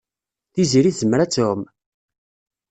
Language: Kabyle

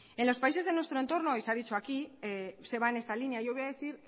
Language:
Spanish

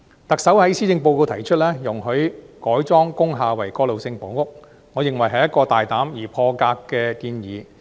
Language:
Cantonese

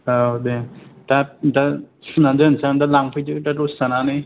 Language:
Bodo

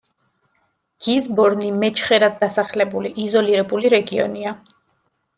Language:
Georgian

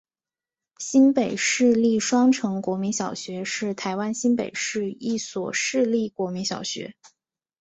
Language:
Chinese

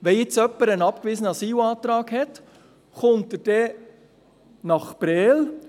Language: Swiss German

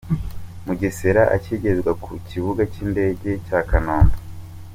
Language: Kinyarwanda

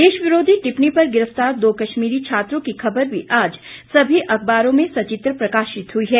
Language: Hindi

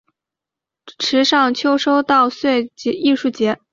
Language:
Chinese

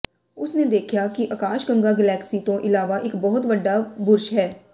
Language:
Punjabi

